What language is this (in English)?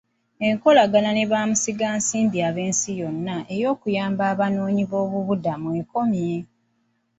Ganda